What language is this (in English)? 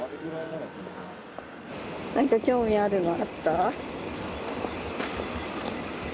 Japanese